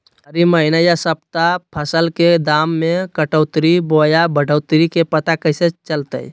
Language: Magahi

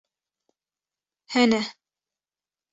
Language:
Kurdish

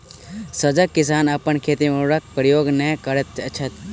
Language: Maithili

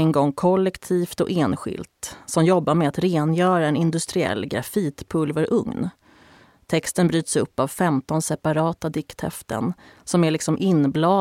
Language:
Swedish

